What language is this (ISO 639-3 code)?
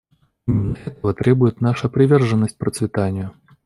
rus